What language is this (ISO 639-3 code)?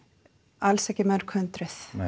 isl